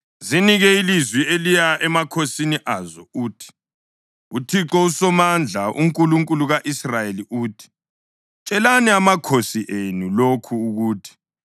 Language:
North Ndebele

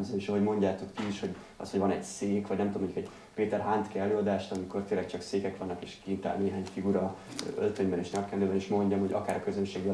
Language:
Hungarian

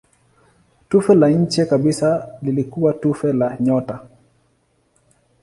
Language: Swahili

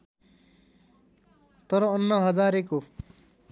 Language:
Nepali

